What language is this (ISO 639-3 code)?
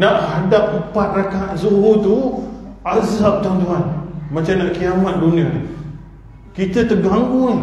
msa